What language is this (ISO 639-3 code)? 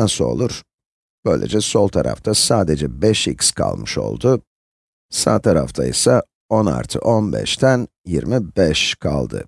tur